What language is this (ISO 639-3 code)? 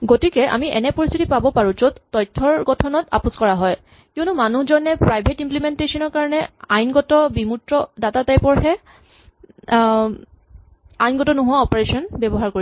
asm